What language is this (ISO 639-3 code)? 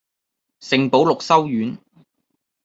yue